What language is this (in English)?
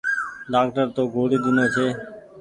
Goaria